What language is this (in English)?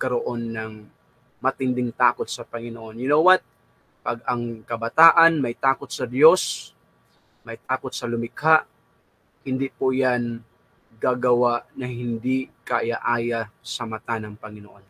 Filipino